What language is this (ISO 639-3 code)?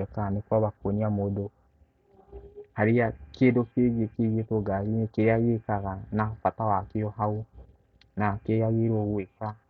kik